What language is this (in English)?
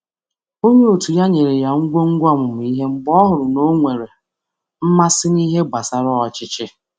Igbo